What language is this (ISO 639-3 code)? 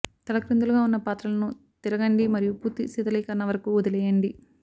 tel